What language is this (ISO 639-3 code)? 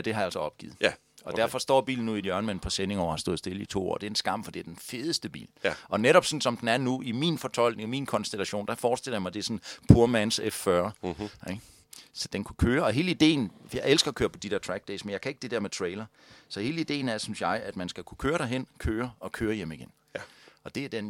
dan